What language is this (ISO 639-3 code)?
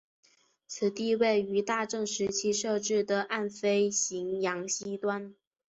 zho